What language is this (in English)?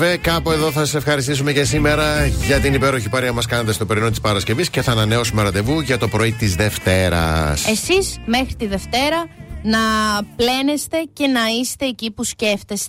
Greek